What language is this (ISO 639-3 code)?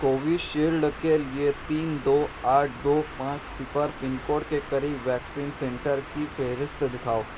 urd